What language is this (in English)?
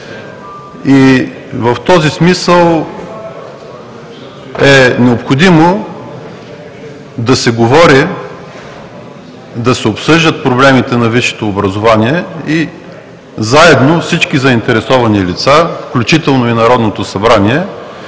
Bulgarian